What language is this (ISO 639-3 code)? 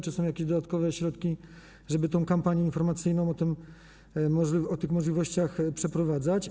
pol